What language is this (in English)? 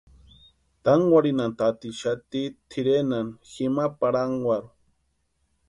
Western Highland Purepecha